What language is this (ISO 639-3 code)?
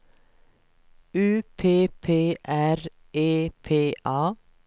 swe